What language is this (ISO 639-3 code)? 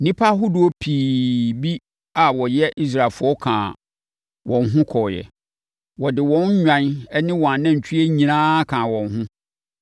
aka